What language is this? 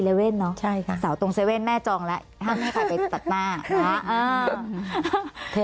Thai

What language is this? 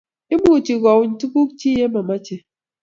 Kalenjin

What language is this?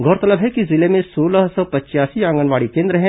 Hindi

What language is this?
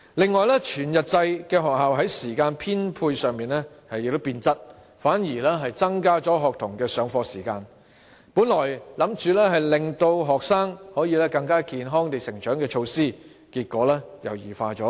Cantonese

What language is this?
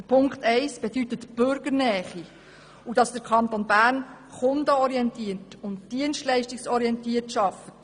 Swiss German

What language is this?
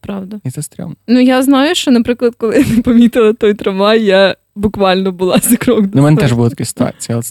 Ukrainian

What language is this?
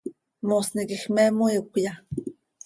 Seri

